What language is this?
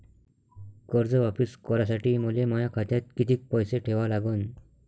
Marathi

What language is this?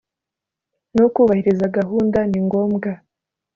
Kinyarwanda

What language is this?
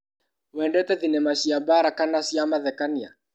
Kikuyu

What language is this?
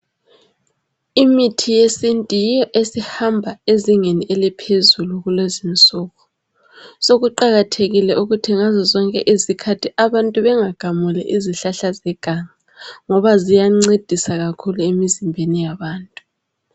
North Ndebele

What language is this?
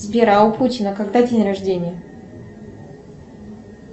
Russian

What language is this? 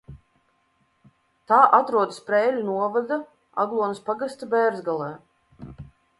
Latvian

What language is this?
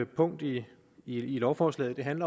Danish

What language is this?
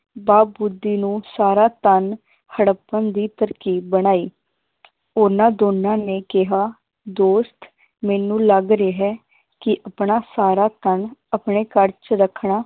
Punjabi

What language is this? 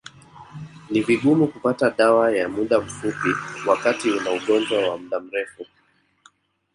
Swahili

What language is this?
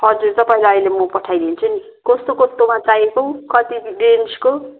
Nepali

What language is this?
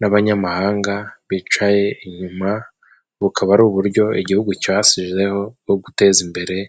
Kinyarwanda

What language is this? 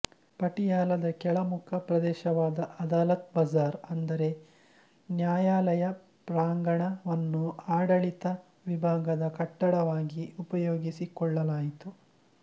Kannada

